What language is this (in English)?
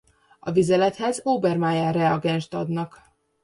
Hungarian